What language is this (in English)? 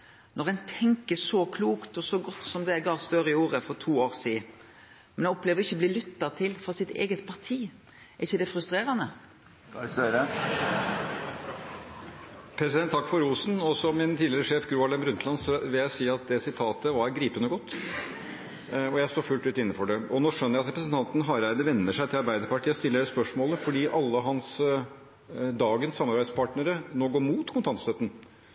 Norwegian